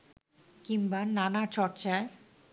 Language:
Bangla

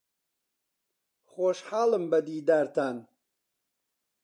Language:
Central Kurdish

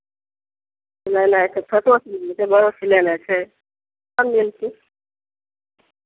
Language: Maithili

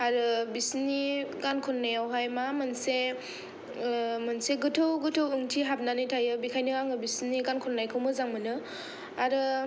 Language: Bodo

